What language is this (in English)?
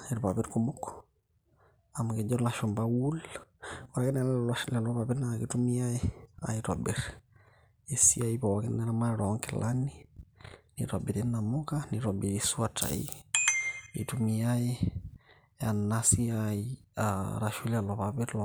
Masai